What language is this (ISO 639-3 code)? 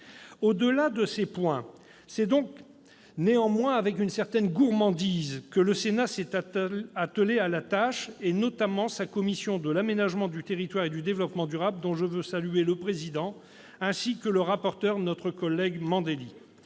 fra